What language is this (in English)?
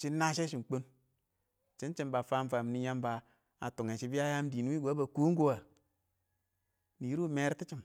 Awak